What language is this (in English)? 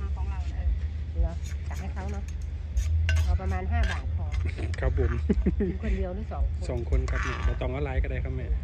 Thai